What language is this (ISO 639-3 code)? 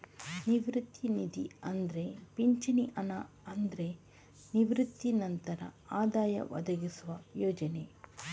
kan